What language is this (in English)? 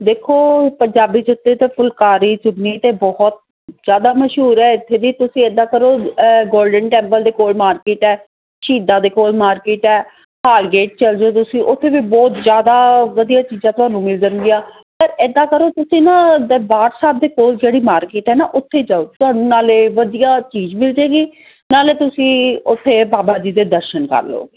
Punjabi